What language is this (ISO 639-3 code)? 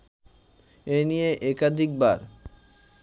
ben